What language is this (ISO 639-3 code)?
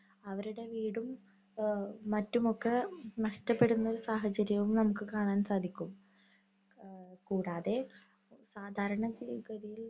mal